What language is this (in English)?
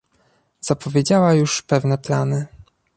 Polish